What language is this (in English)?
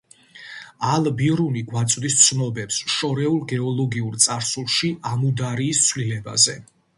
Georgian